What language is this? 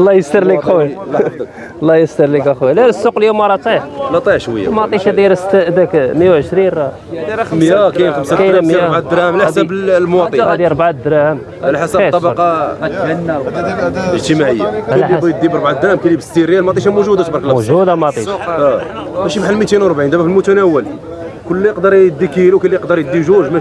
Arabic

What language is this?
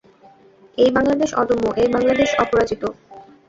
Bangla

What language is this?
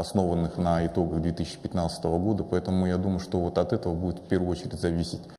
Russian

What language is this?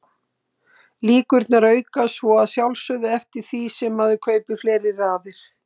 Icelandic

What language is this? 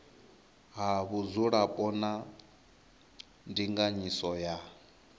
Venda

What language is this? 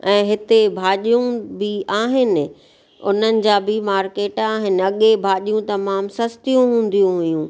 Sindhi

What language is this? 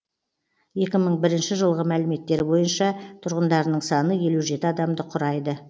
Kazakh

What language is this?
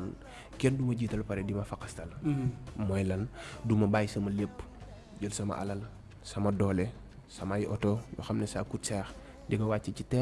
Indonesian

